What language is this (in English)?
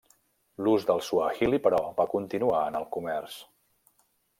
Catalan